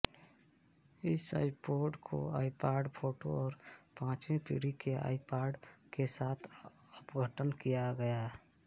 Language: Hindi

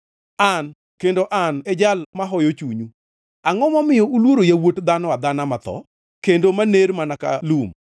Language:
Luo (Kenya and Tanzania)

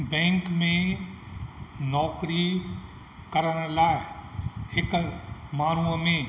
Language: Sindhi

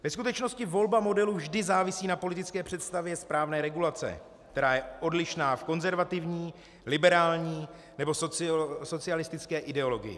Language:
Czech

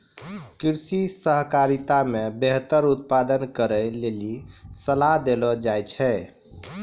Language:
Maithili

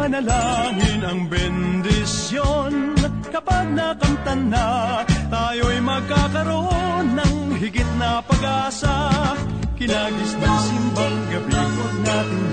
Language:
Filipino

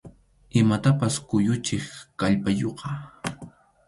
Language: Arequipa-La Unión Quechua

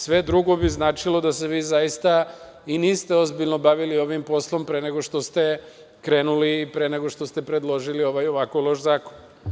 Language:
Serbian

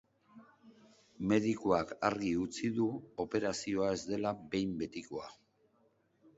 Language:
Basque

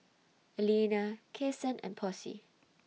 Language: English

